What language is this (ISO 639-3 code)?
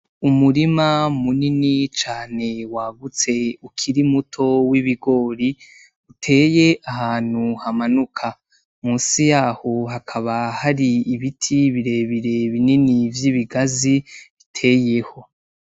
run